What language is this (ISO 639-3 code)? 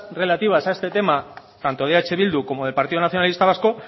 spa